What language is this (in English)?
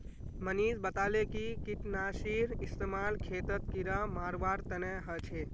Magahi